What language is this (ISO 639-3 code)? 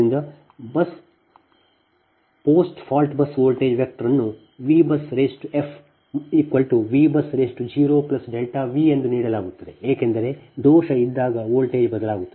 kan